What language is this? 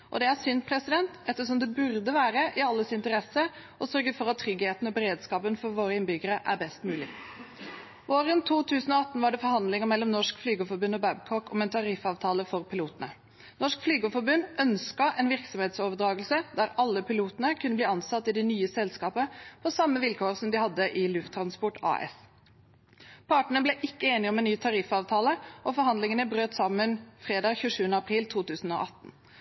Norwegian Bokmål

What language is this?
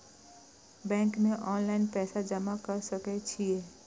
Maithili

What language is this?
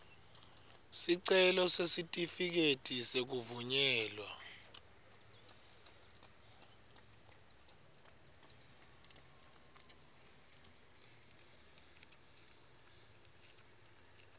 Swati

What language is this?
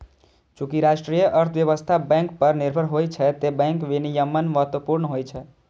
Maithili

